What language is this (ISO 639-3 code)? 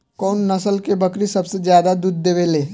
bho